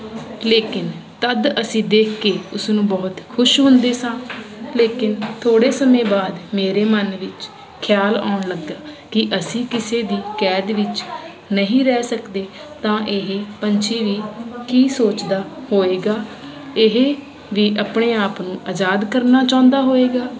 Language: Punjabi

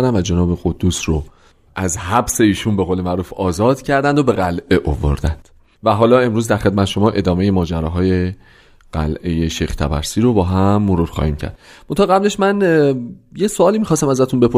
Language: Persian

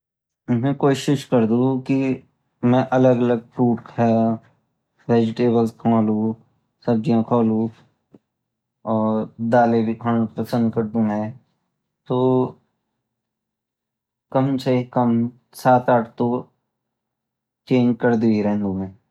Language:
Garhwali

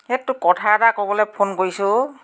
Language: Assamese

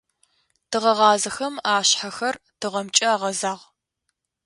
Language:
Adyghe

